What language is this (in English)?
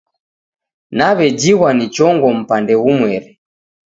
Taita